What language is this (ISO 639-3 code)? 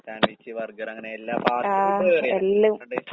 mal